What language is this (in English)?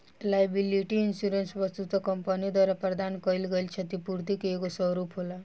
Bhojpuri